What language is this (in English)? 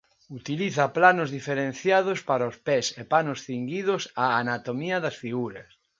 Galician